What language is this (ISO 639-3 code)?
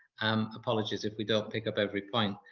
eng